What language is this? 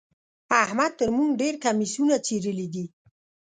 Pashto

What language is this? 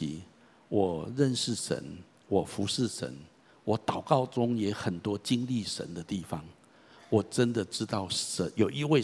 Chinese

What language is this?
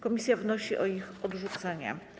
Polish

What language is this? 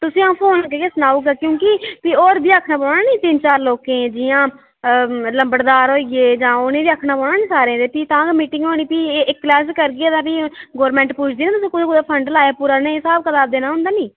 Dogri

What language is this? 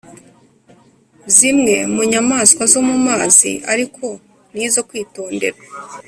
Kinyarwanda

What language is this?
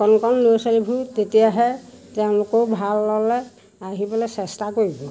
Assamese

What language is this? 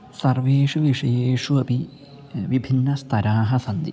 Sanskrit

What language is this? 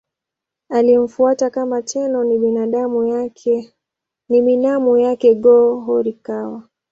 Swahili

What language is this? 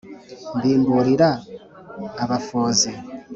Kinyarwanda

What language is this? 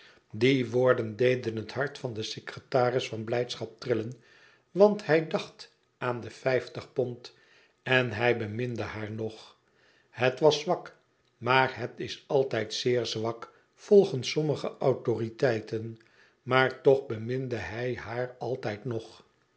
Dutch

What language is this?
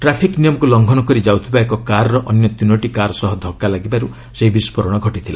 Odia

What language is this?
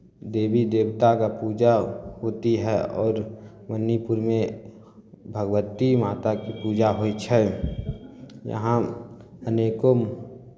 Maithili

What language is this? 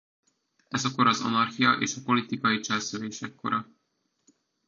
Hungarian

